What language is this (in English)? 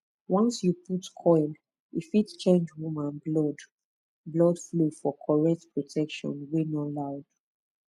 Nigerian Pidgin